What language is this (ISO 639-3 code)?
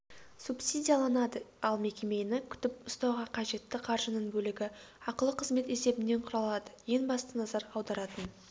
kaz